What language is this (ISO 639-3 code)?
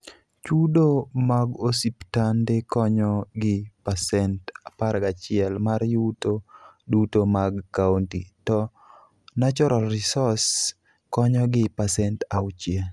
luo